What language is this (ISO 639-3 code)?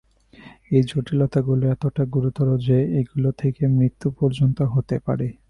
ben